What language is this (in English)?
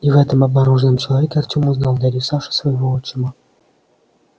Russian